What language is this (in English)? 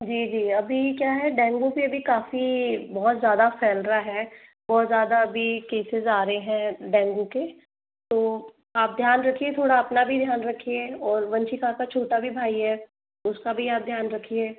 Hindi